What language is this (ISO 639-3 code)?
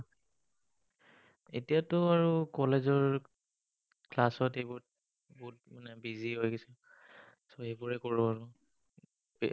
asm